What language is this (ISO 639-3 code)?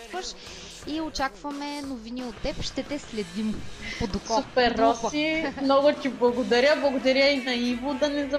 bul